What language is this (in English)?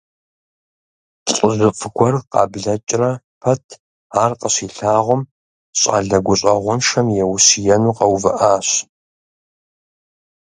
Kabardian